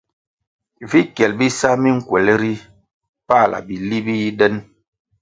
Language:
Kwasio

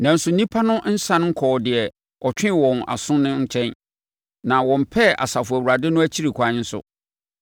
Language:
Akan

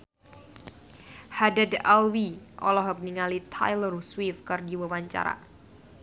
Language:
Sundanese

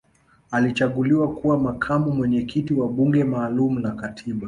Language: Swahili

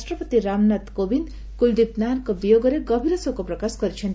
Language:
Odia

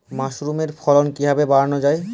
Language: Bangla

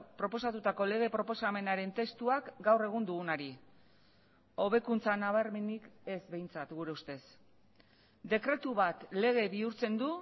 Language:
Basque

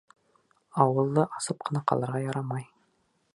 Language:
Bashkir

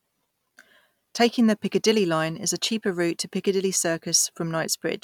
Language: English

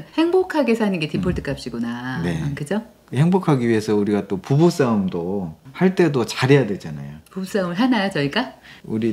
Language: Korean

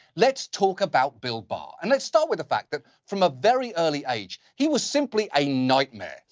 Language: English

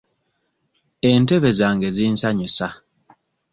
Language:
Ganda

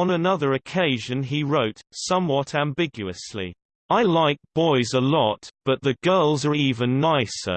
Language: English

